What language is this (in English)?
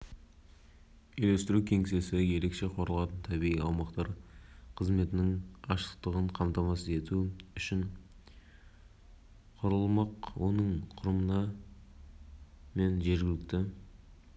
Kazakh